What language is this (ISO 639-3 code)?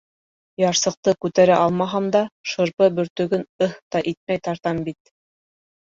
bak